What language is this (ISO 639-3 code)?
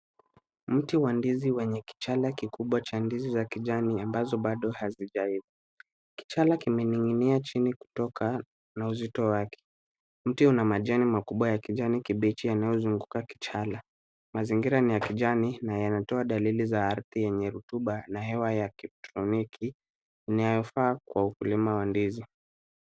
swa